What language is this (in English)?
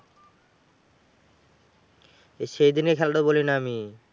Bangla